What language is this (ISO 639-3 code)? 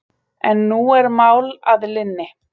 isl